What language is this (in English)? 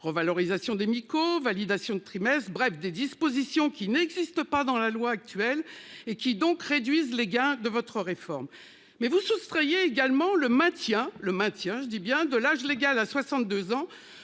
French